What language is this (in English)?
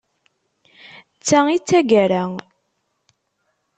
Kabyle